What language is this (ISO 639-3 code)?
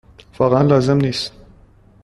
fas